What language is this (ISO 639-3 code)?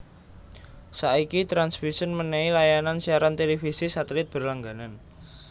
jav